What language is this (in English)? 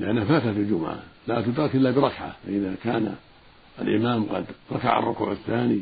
Arabic